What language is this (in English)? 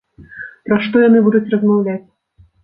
Belarusian